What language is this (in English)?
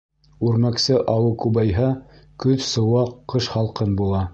Bashkir